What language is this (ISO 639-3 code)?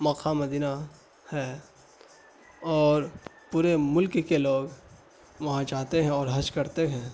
urd